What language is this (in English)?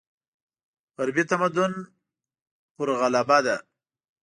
Pashto